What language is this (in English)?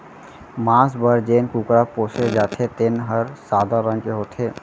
Chhattisgarhi